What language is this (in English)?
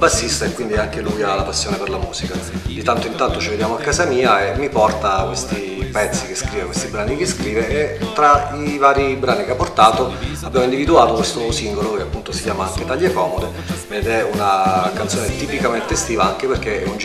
Italian